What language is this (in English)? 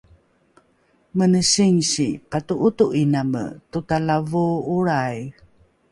Rukai